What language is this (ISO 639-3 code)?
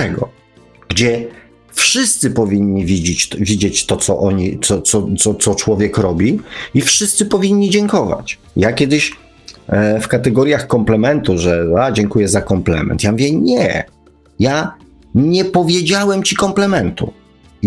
pol